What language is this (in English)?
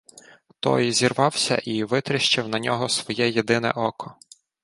Ukrainian